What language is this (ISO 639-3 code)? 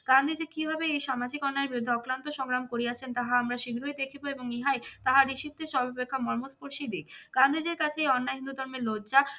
ben